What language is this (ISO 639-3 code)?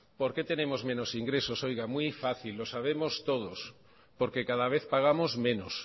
spa